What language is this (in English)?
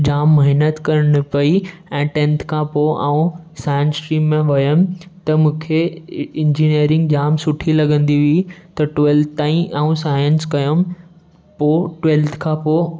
Sindhi